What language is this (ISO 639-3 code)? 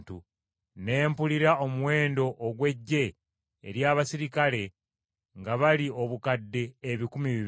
lug